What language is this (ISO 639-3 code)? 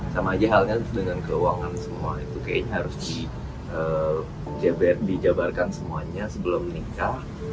ind